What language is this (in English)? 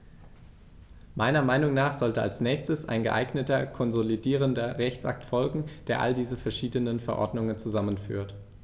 German